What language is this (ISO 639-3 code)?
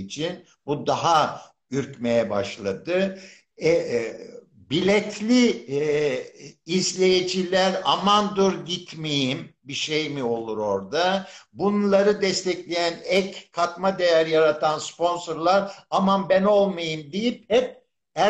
tur